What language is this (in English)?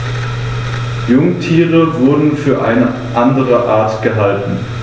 German